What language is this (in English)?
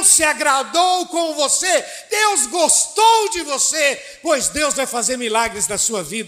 Portuguese